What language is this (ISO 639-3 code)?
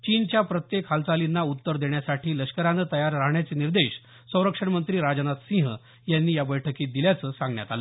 mar